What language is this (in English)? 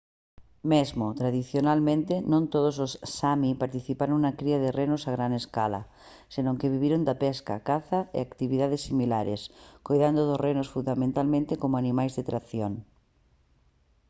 Galician